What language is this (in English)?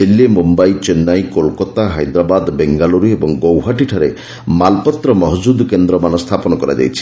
Odia